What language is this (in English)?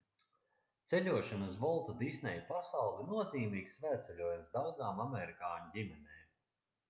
Latvian